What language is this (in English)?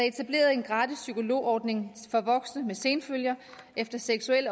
Danish